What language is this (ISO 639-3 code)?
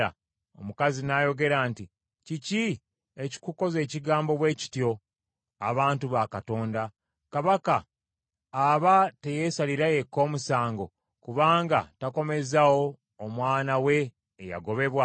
lug